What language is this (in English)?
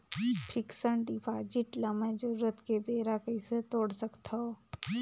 Chhattisgarhi